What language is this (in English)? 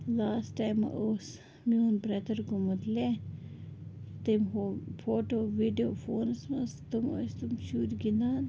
Kashmiri